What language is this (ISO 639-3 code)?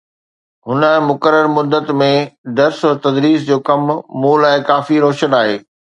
snd